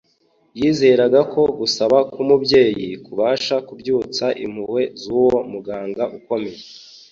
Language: Kinyarwanda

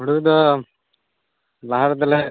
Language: Santali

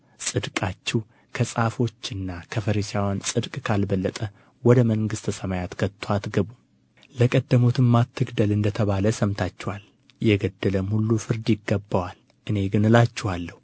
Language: Amharic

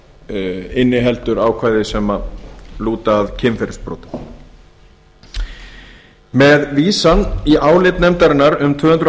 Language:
Icelandic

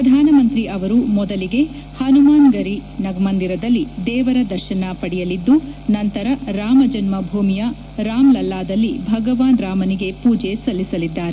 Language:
Kannada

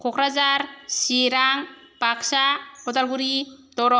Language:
Bodo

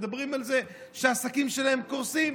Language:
Hebrew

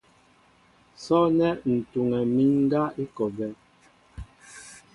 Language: Mbo (Cameroon)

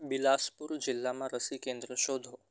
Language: Gujarati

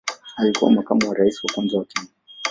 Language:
Swahili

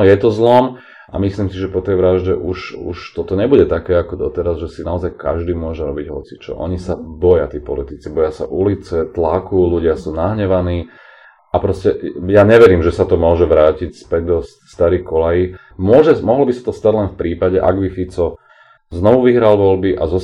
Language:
Slovak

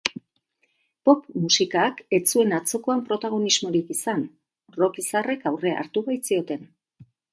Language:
Basque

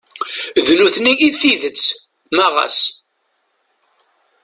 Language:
Kabyle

